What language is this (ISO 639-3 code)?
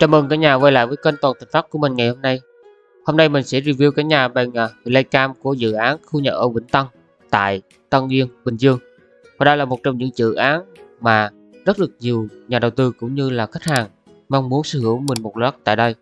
vie